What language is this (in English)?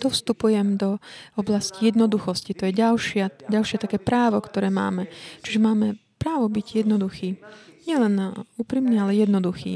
Slovak